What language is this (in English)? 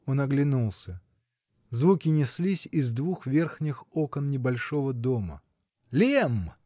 Russian